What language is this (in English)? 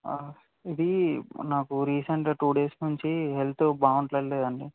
Telugu